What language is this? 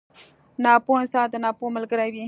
Pashto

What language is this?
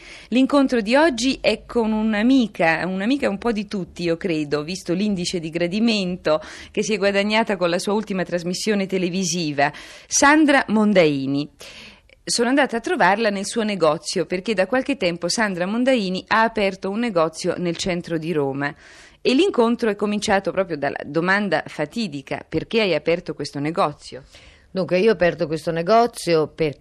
Italian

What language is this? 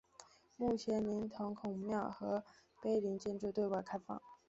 Chinese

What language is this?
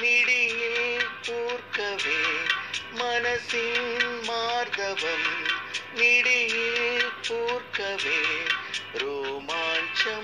Kannada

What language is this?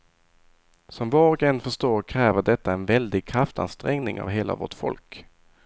Swedish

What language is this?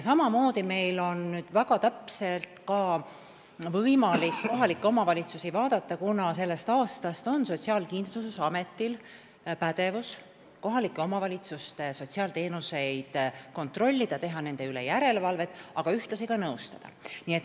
Estonian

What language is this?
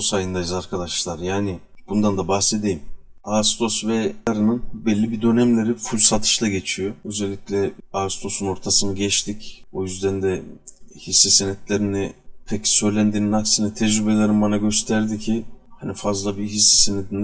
Turkish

